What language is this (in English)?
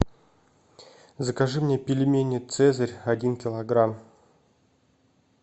Russian